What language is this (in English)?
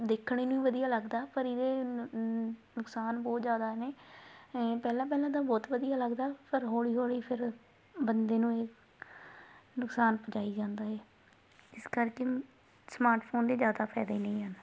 Punjabi